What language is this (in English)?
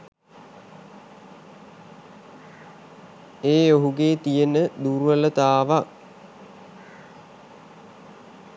Sinhala